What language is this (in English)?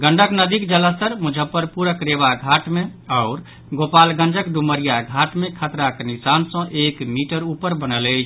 Maithili